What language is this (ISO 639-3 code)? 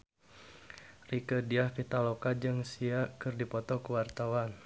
sun